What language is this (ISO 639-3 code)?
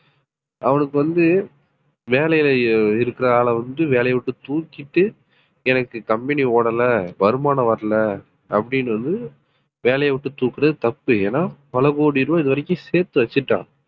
tam